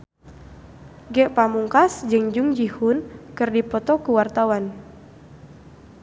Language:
Sundanese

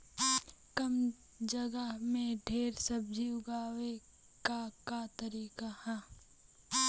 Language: Bhojpuri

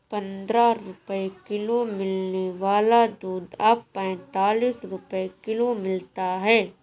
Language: Hindi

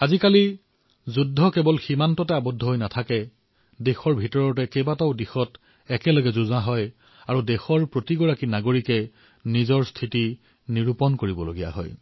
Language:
Assamese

